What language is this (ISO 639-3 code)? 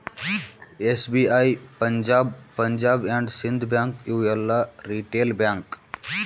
kan